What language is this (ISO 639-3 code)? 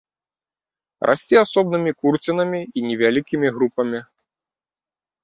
bel